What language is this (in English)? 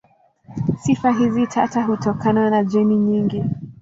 Swahili